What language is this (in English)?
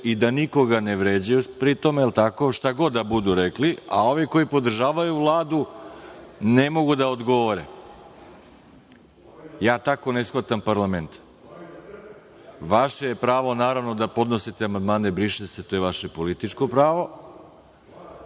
Serbian